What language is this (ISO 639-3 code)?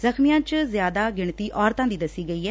pan